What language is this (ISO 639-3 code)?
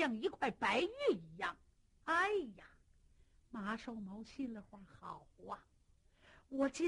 zho